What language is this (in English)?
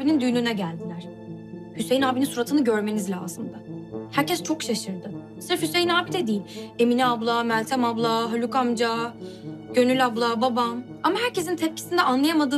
Turkish